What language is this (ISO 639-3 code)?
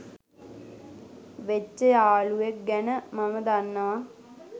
sin